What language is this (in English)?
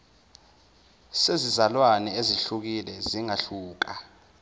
Zulu